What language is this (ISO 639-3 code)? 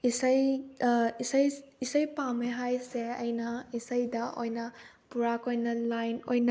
mni